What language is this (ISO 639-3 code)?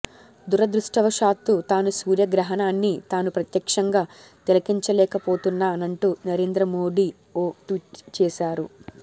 tel